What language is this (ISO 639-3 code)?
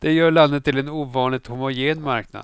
swe